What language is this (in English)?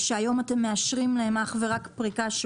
Hebrew